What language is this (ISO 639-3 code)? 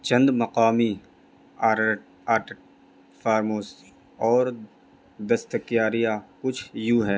urd